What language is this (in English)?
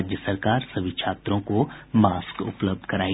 Hindi